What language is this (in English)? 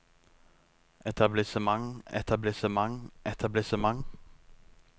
Norwegian